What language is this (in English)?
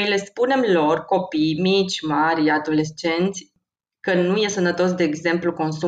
Romanian